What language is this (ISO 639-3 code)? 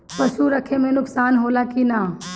bho